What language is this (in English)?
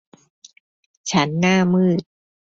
Thai